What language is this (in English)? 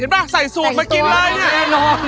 Thai